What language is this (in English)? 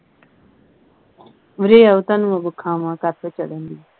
Punjabi